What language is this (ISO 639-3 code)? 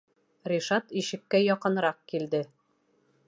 bak